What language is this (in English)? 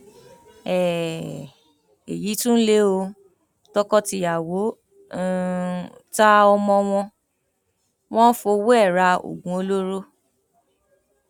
Yoruba